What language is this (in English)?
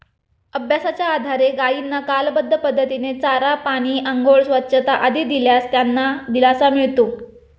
Marathi